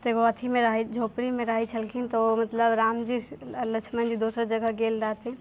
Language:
Maithili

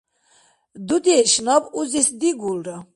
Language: Dargwa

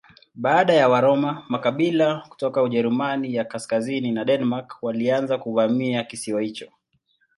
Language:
Swahili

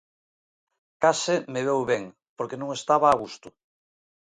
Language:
Galician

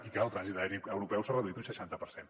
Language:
Catalan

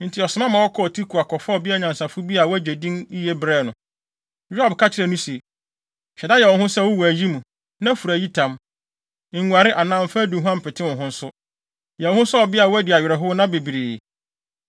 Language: Akan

